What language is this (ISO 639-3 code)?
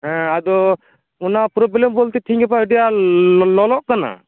sat